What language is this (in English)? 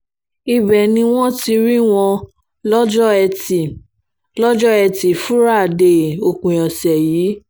Yoruba